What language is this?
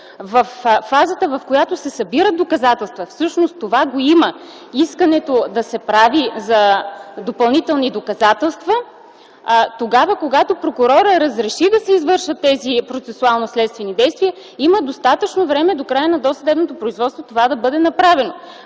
Bulgarian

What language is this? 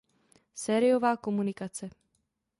Czech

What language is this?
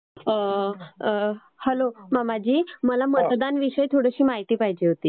Marathi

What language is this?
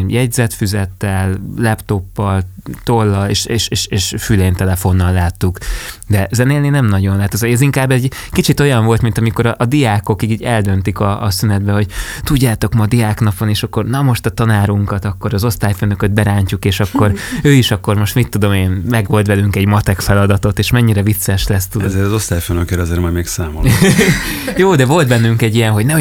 Hungarian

